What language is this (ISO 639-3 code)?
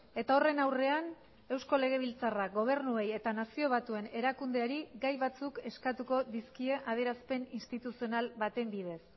eus